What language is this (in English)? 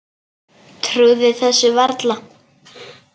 Icelandic